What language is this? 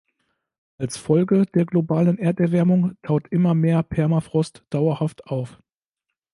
German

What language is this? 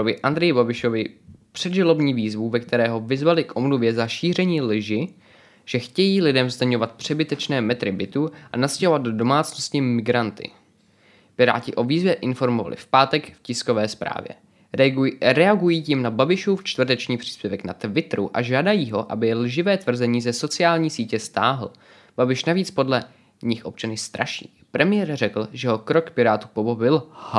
Czech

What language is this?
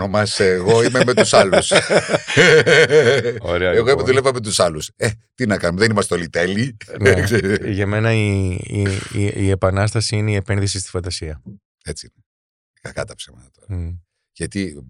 Greek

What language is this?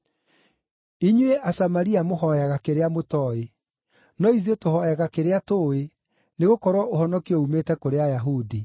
Kikuyu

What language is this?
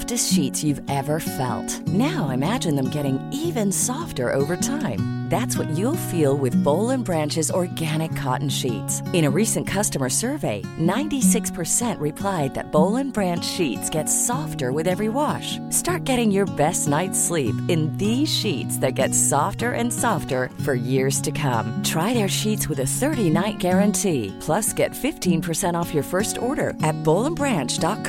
Swedish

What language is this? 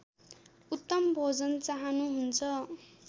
Nepali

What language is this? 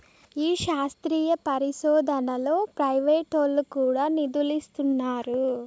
Telugu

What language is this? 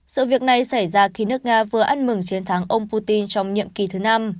Vietnamese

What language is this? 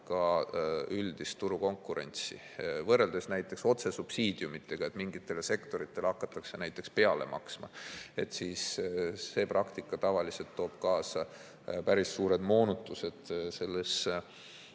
Estonian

